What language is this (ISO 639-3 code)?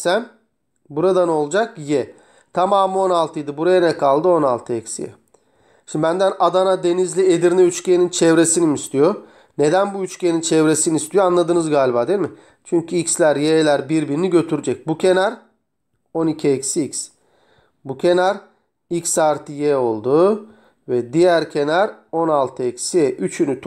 tur